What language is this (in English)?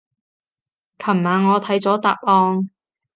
Cantonese